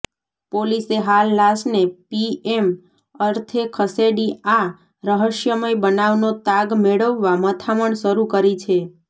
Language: Gujarati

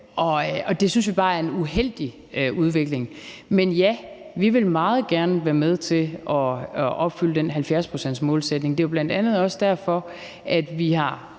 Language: Danish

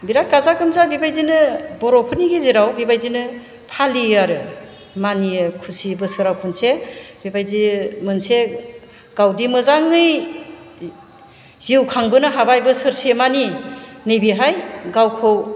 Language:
Bodo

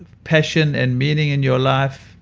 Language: English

